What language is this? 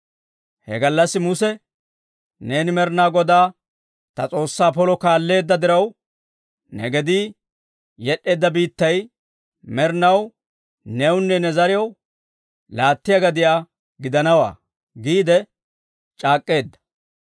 Dawro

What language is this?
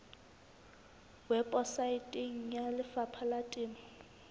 Southern Sotho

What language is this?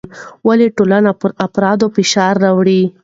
Pashto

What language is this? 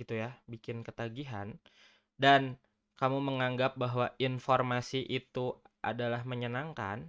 Indonesian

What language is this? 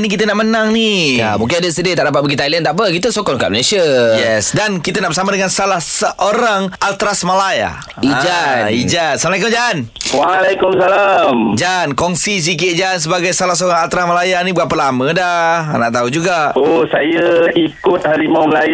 Malay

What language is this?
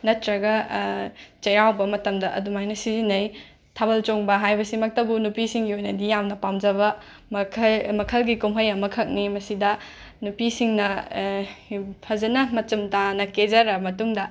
Manipuri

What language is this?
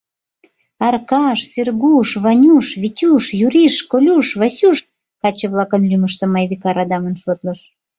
Mari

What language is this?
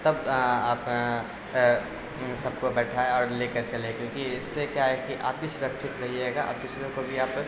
Urdu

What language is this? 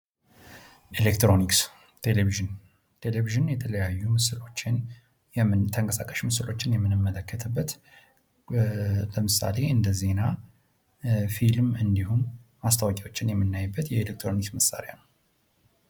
Amharic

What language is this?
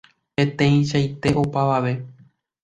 Guarani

